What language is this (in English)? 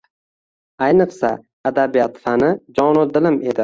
Uzbek